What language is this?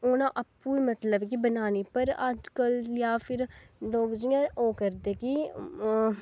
Dogri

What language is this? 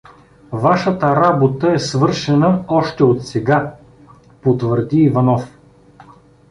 Bulgarian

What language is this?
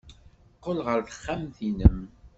Kabyle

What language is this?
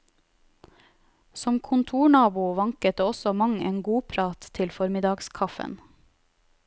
Norwegian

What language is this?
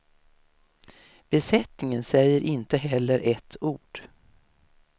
Swedish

